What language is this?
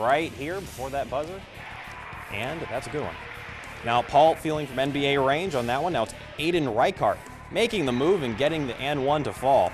English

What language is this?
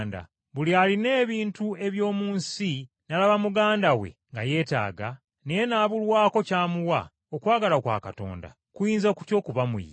Ganda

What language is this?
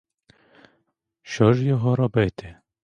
Ukrainian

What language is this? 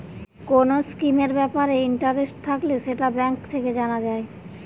Bangla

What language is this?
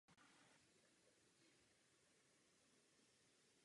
Czech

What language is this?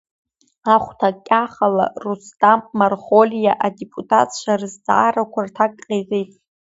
Abkhazian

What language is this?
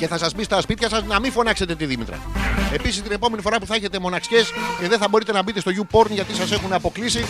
Greek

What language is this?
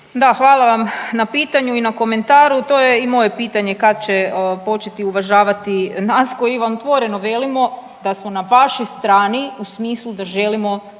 Croatian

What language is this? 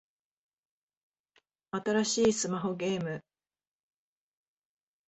Japanese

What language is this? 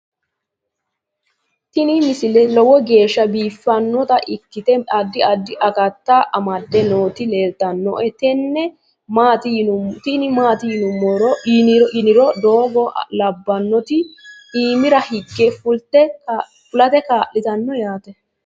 Sidamo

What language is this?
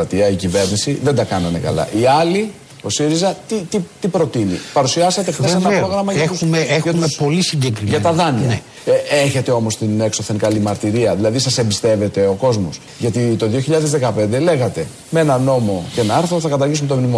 Greek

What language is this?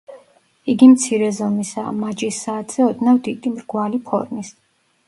Georgian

